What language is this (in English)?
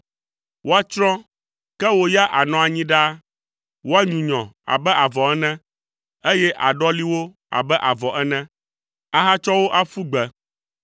Ewe